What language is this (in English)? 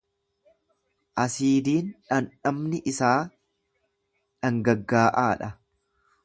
Oromo